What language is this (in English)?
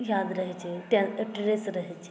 Maithili